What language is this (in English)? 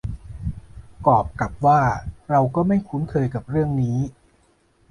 Thai